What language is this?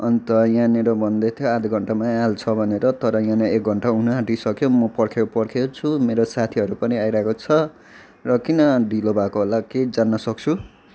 Nepali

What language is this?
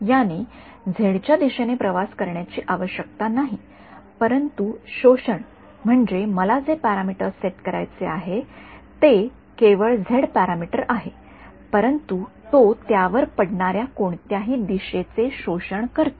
Marathi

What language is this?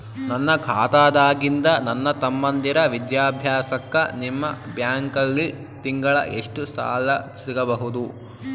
Kannada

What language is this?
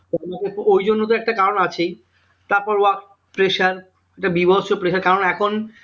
Bangla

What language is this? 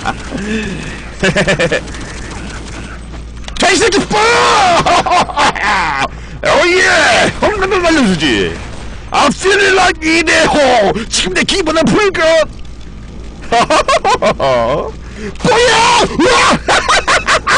Korean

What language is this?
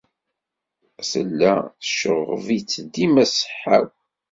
Kabyle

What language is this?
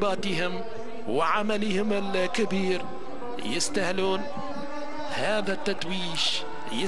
Arabic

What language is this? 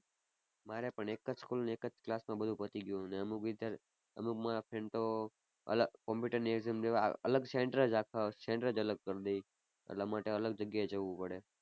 Gujarati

